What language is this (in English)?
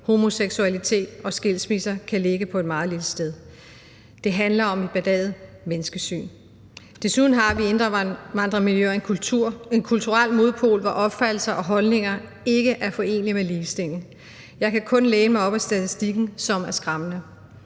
Danish